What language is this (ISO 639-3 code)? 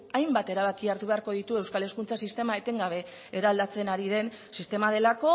eus